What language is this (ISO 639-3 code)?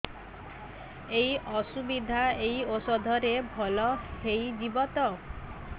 ori